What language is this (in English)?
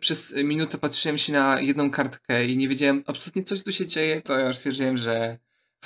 Polish